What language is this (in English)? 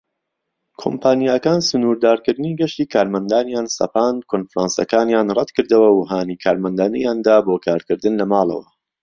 Central Kurdish